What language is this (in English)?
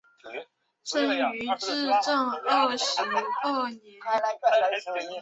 Chinese